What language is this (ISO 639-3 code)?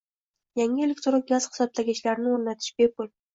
uzb